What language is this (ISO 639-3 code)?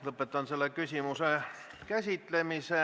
est